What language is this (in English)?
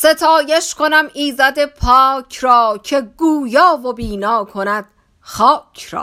Persian